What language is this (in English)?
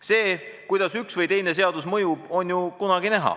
Estonian